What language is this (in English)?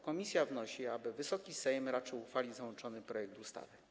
Polish